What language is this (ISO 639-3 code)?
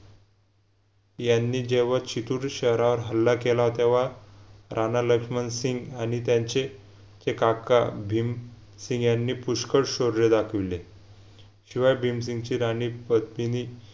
mar